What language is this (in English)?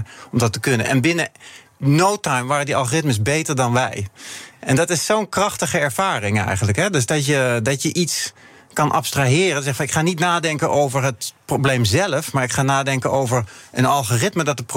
Dutch